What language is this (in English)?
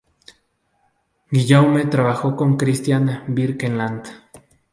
Spanish